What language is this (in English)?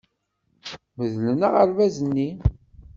Kabyle